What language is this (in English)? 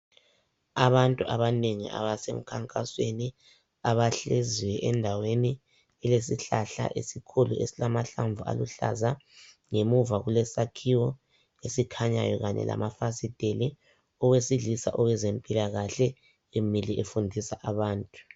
North Ndebele